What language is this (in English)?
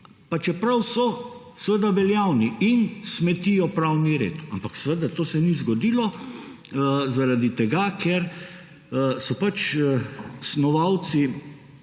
Slovenian